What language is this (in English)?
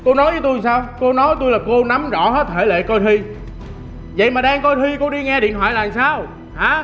Vietnamese